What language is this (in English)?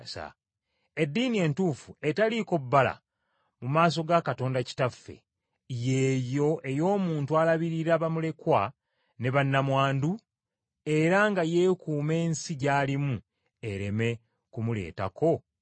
Ganda